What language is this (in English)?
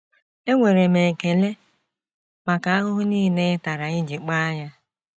Igbo